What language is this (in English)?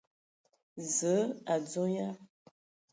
Ewondo